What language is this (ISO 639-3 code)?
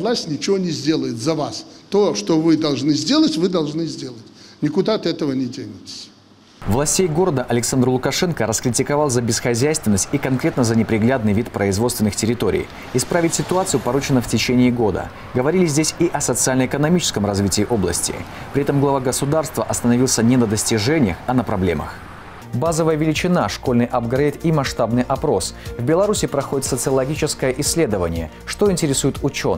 rus